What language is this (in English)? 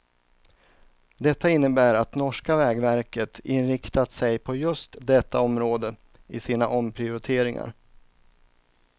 Swedish